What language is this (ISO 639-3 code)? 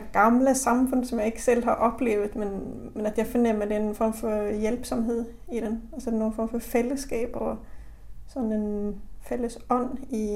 dan